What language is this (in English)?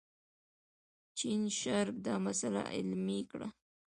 Pashto